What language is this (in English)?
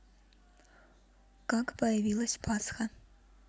Russian